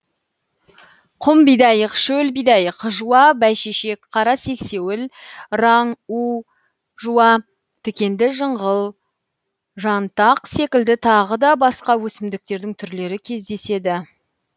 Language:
Kazakh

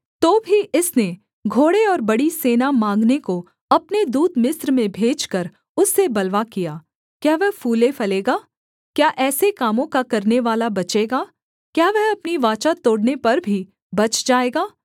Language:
Hindi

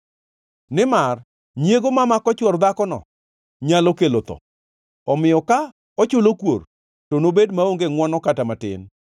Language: Luo (Kenya and Tanzania)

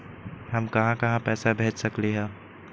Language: Magahi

